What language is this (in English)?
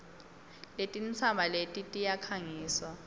Swati